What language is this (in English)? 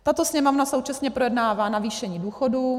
Czech